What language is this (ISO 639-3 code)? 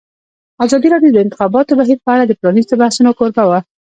pus